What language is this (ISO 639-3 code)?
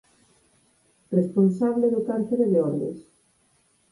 glg